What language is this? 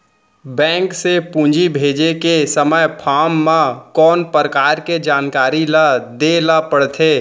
Chhattisgarhi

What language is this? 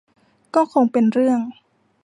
Thai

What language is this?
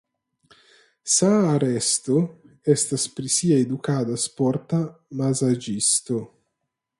Esperanto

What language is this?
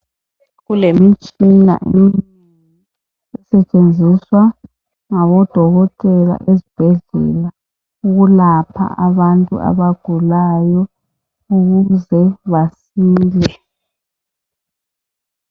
North Ndebele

